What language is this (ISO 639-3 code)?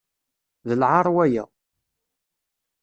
kab